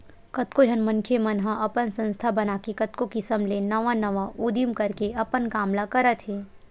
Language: Chhattisgarhi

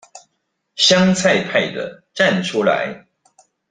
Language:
Chinese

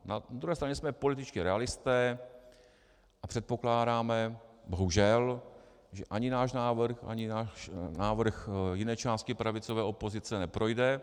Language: Czech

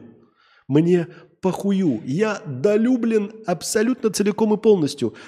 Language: Russian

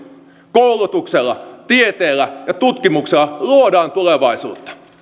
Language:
Finnish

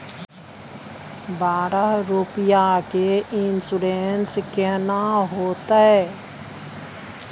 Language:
Maithili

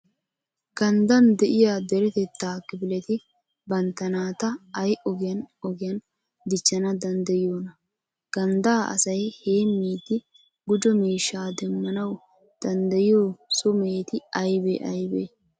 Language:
Wolaytta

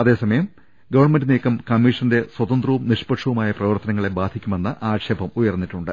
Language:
Malayalam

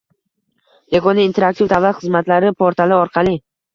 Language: Uzbek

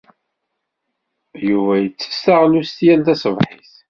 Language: Kabyle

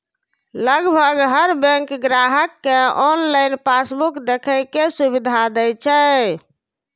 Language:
Maithili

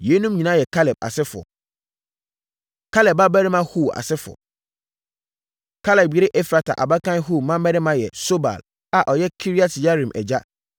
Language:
Akan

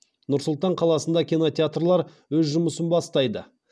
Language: Kazakh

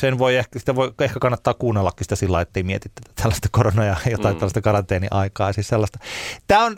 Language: Finnish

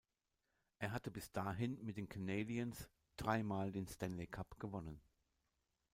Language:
German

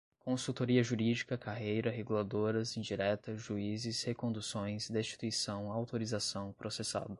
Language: Portuguese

